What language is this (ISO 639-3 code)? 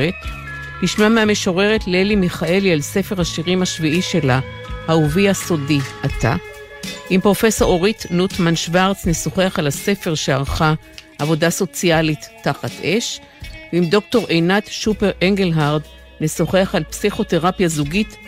heb